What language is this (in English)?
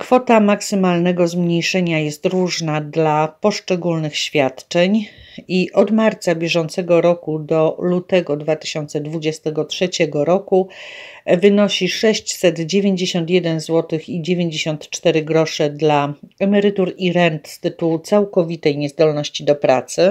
Polish